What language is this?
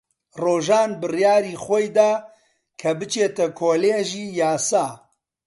Central Kurdish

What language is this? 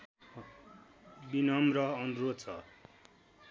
Nepali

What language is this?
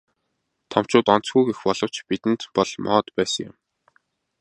Mongolian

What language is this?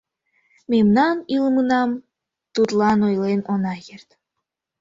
Mari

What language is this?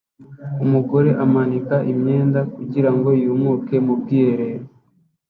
Kinyarwanda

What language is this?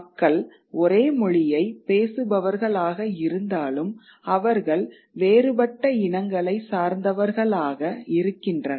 Tamil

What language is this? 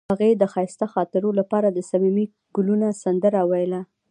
Pashto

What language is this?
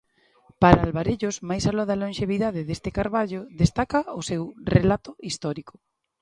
Galician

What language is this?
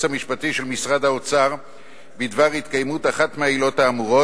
Hebrew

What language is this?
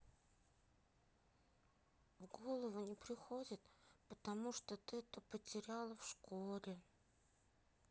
Russian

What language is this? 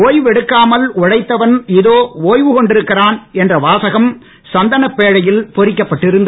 Tamil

